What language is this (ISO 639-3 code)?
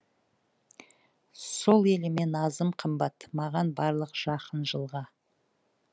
kaz